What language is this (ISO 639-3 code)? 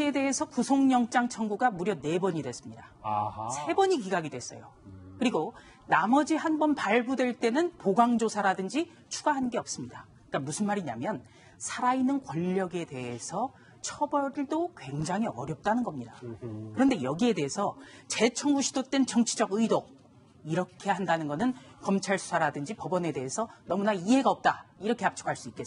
kor